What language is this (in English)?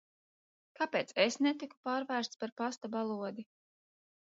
Latvian